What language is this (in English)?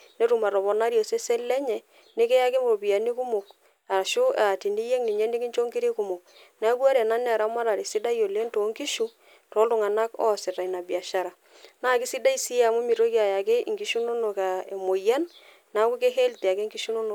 Masai